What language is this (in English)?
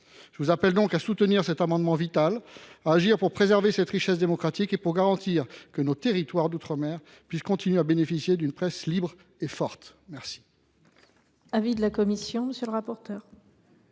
French